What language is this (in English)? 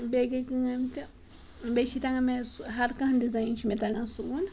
Kashmiri